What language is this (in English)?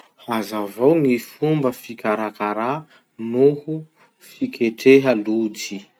Masikoro Malagasy